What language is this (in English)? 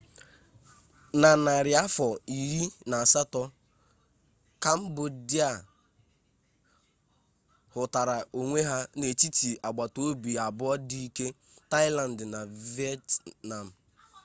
Igbo